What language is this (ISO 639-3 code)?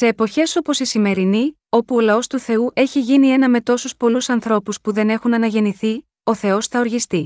ell